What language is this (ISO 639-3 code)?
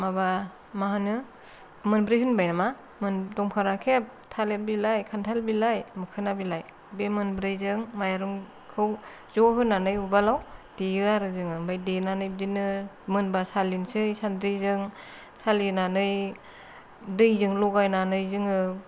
brx